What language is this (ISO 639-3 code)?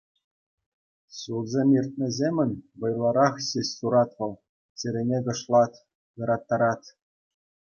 chv